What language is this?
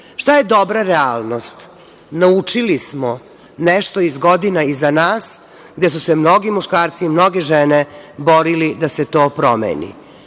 Serbian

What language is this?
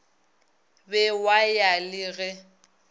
Northern Sotho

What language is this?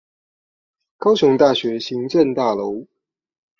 Chinese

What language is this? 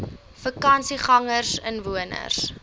Afrikaans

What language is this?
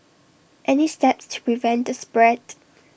English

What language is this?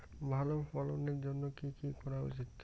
Bangla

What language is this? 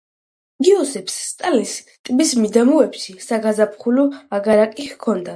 Georgian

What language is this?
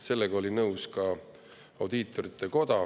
Estonian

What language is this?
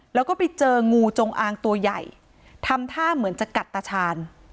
Thai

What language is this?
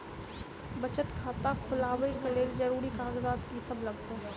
Maithili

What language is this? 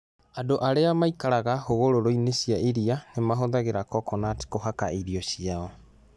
Kikuyu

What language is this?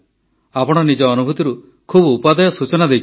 Odia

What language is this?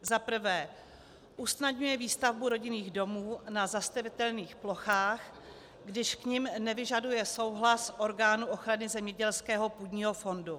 Czech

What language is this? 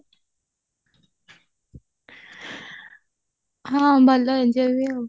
Odia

